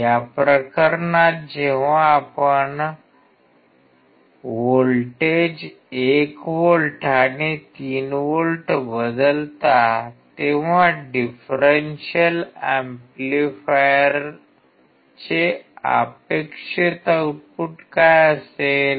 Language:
Marathi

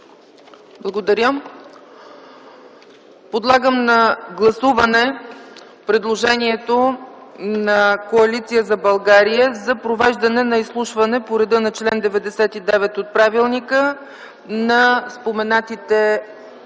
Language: Bulgarian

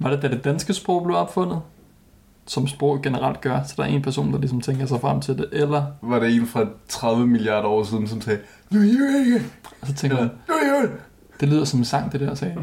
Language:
Danish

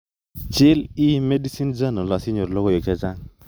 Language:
Kalenjin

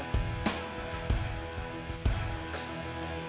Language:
Indonesian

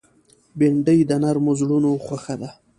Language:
Pashto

